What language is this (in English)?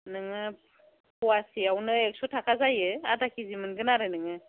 Bodo